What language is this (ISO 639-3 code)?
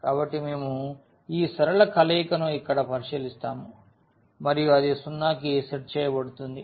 tel